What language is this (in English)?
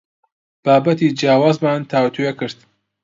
Central Kurdish